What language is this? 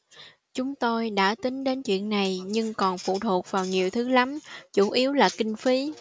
Vietnamese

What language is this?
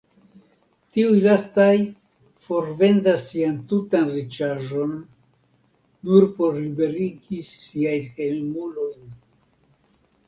Esperanto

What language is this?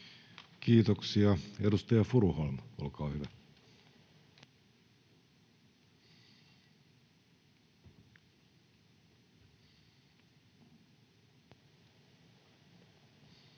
Finnish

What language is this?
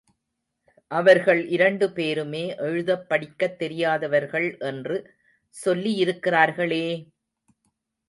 Tamil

